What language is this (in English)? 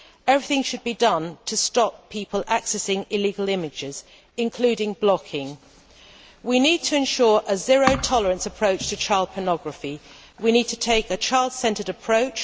English